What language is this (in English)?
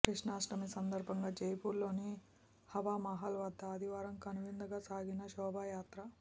Telugu